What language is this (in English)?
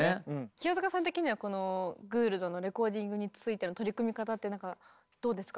Japanese